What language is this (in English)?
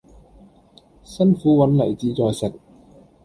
Cantonese